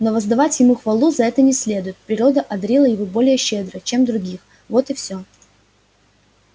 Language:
Russian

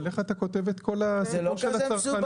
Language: Hebrew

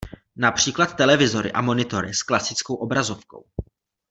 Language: Czech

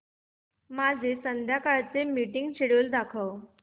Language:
Marathi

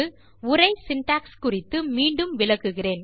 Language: Tamil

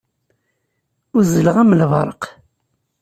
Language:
Kabyle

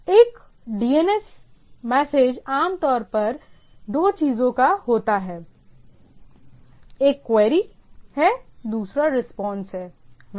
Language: Hindi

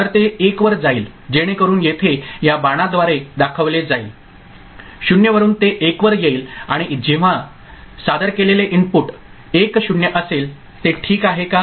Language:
Marathi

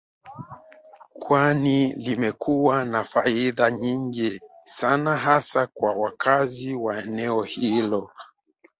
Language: Swahili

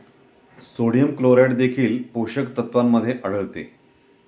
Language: Marathi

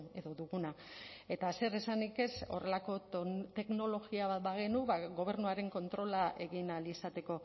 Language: Basque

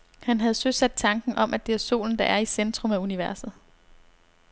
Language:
Danish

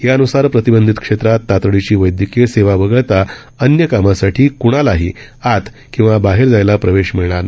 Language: Marathi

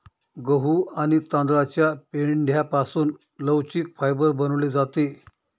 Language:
Marathi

